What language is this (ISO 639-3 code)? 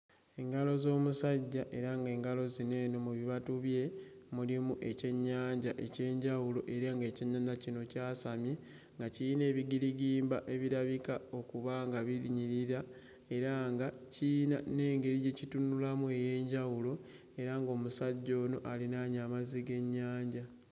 lug